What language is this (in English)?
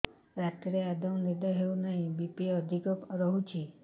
Odia